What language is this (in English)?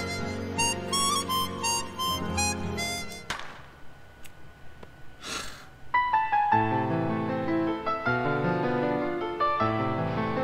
Korean